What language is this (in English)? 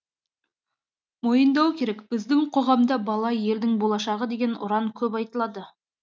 Kazakh